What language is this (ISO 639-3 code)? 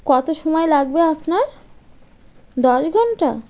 ben